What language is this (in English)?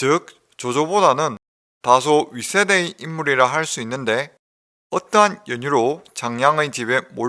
Korean